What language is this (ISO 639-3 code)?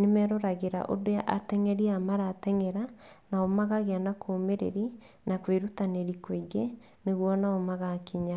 kik